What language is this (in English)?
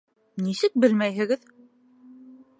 Bashkir